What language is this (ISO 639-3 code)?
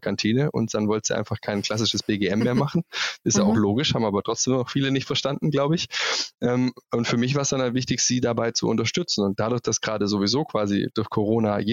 deu